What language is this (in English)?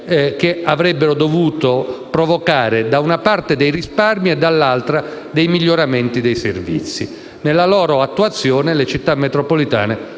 Italian